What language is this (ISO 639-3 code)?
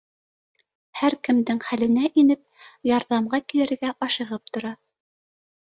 bak